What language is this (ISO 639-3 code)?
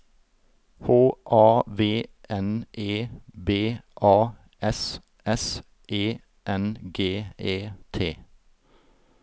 nor